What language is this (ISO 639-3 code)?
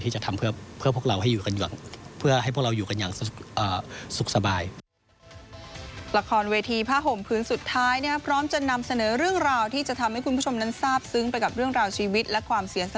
tha